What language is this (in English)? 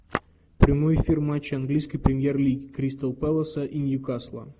Russian